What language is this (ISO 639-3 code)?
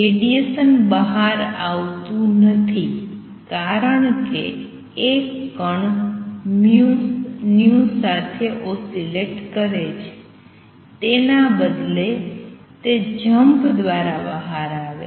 guj